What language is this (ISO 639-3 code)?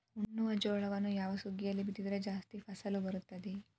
kan